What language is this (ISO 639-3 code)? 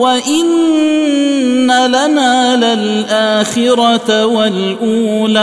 ara